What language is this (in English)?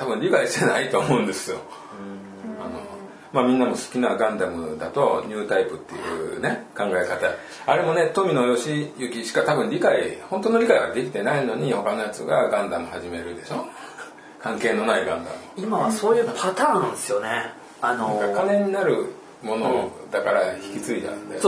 Japanese